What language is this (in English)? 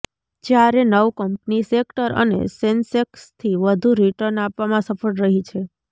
Gujarati